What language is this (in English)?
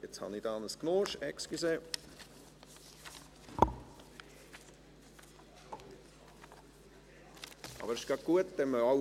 Swiss German